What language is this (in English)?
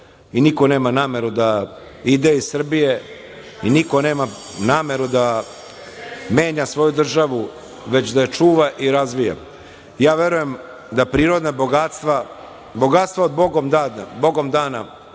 Serbian